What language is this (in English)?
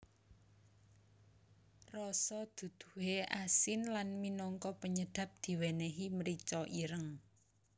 Javanese